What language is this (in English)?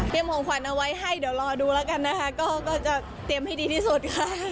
Thai